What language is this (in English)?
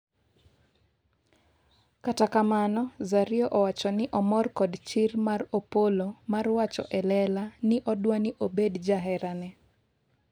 Luo (Kenya and Tanzania)